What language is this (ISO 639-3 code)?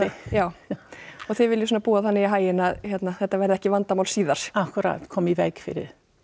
isl